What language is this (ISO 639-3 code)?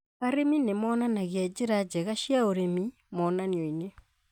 kik